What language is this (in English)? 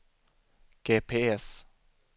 Swedish